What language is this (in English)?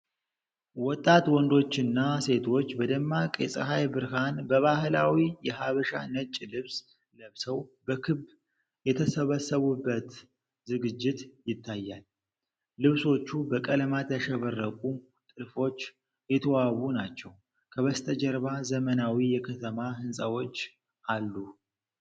Amharic